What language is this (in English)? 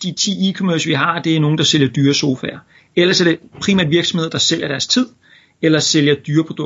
Danish